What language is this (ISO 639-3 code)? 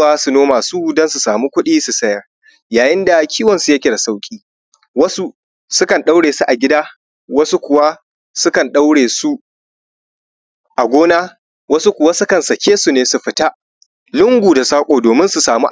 hau